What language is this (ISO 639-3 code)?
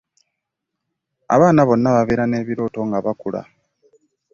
lug